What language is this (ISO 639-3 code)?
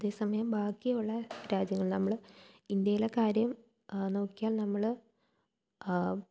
mal